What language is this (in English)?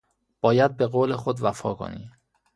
Persian